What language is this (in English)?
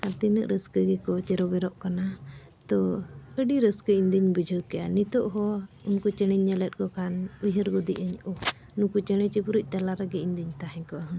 Santali